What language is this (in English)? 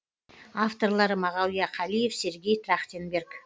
Kazakh